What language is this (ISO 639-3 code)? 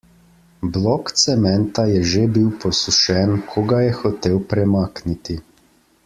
slv